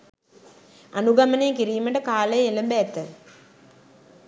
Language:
Sinhala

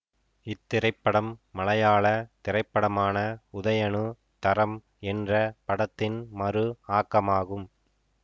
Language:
Tamil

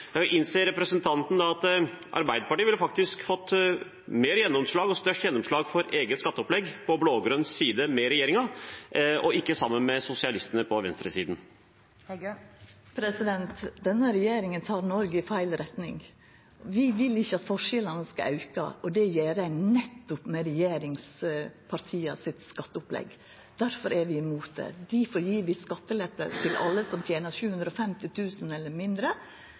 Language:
Norwegian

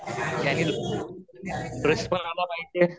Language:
Marathi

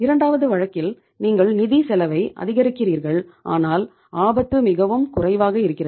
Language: Tamil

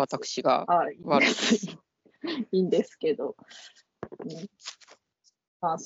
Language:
Japanese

